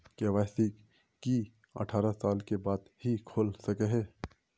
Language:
Magahi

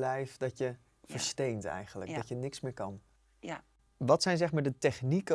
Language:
Dutch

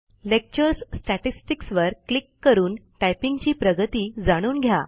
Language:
Marathi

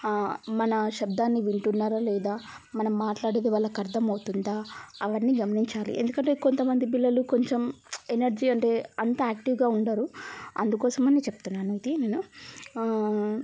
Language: Telugu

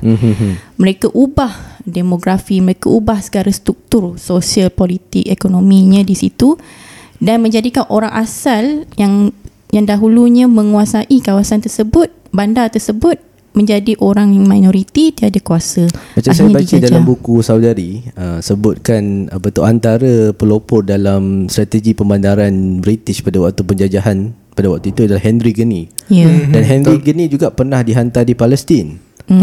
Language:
Malay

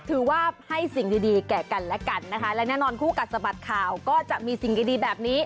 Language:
Thai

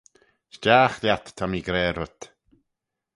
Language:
Manx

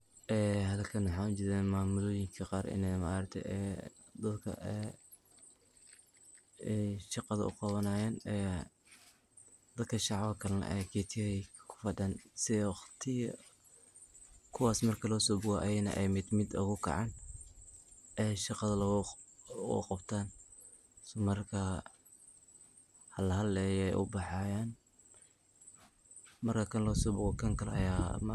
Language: Somali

